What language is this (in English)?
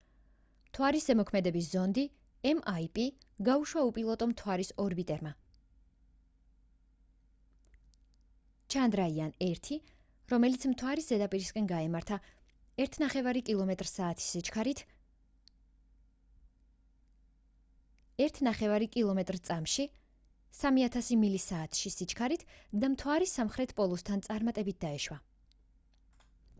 Georgian